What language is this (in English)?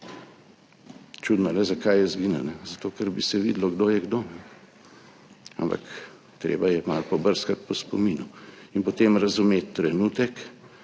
Slovenian